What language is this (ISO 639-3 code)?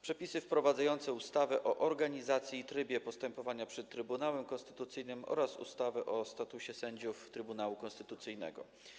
pol